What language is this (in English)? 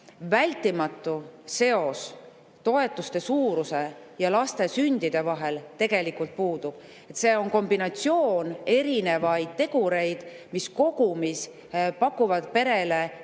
Estonian